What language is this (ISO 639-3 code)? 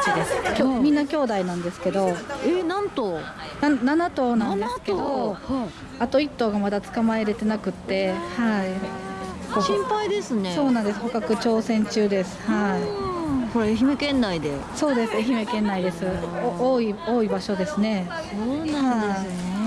jpn